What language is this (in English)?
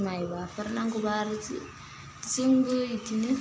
Bodo